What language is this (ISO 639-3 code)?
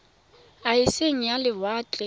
tsn